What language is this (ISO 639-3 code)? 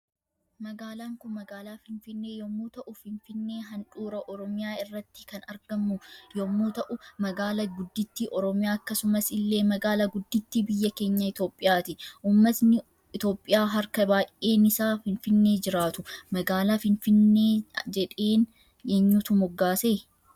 orm